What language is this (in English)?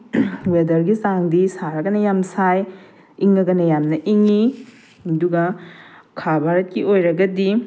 Manipuri